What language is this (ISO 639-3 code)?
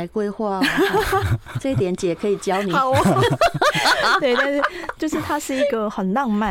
zho